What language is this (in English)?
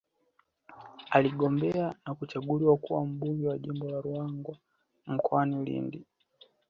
Swahili